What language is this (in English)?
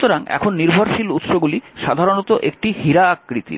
Bangla